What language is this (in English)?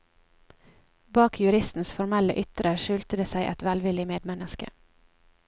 Norwegian